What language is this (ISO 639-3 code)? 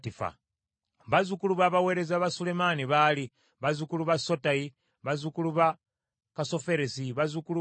lug